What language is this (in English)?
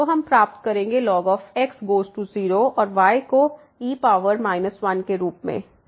Hindi